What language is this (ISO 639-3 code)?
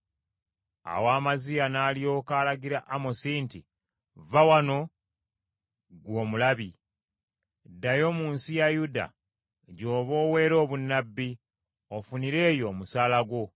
lug